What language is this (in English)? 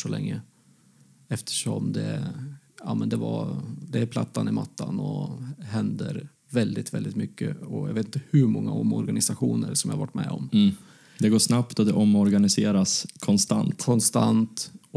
Swedish